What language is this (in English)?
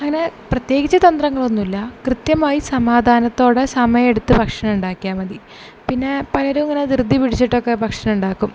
Malayalam